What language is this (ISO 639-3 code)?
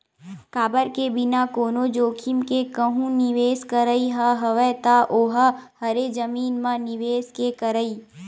hne